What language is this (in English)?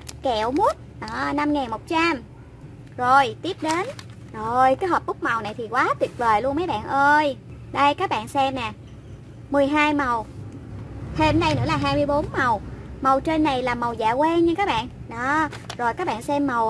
Vietnamese